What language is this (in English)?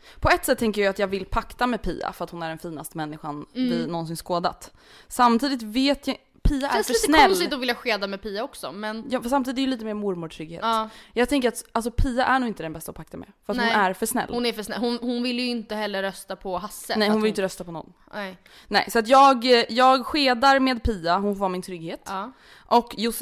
Swedish